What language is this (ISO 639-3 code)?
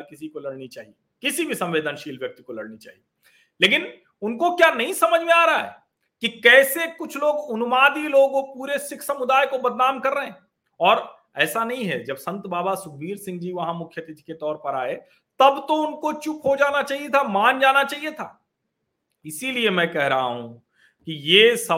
hin